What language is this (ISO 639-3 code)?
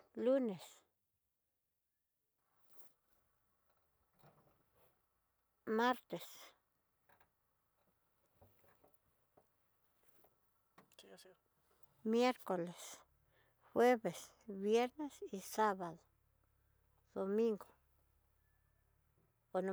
mtx